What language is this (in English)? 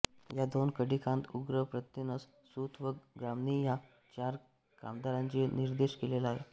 Marathi